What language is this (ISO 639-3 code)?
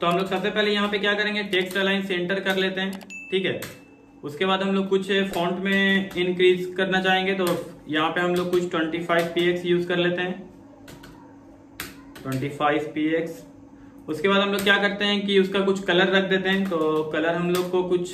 hin